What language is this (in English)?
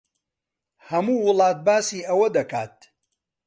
Central Kurdish